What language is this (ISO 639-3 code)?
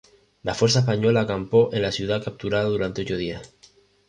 spa